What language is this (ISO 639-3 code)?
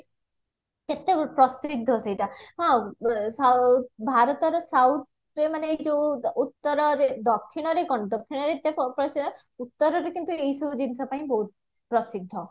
ori